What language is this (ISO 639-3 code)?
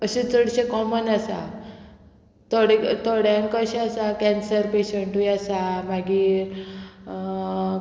kok